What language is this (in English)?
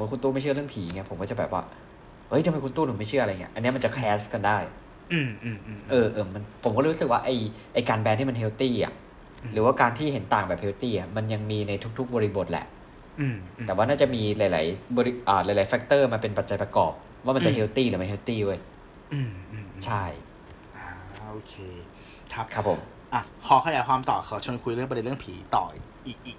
Thai